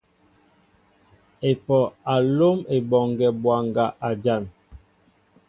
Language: Mbo (Cameroon)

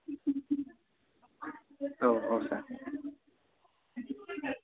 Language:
Bodo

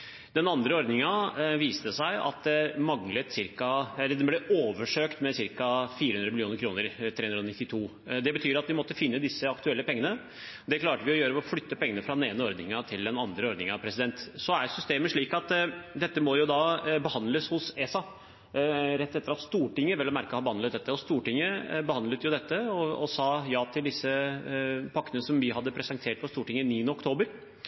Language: Norwegian Bokmål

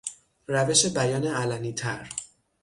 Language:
Persian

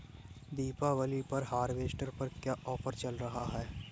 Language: Hindi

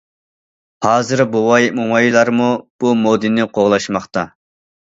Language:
Uyghur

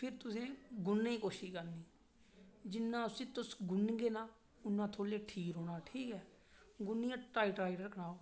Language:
Dogri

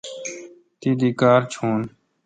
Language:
Kalkoti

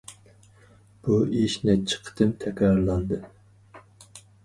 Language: Uyghur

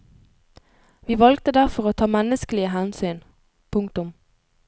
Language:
Norwegian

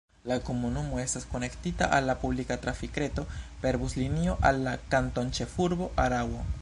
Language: Esperanto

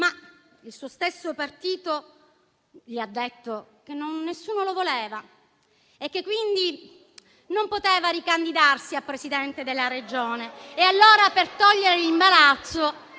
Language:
Italian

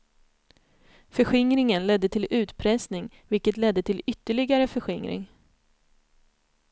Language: Swedish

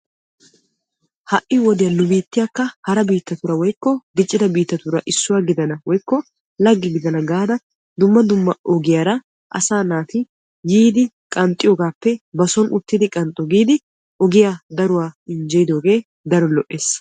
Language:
Wolaytta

